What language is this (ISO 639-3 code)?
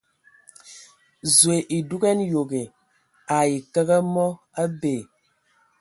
ewo